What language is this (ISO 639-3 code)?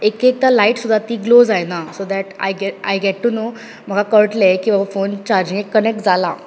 kok